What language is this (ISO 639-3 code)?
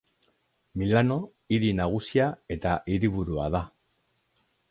eus